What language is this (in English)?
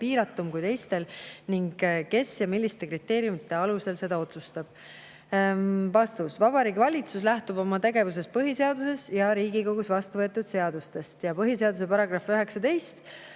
Estonian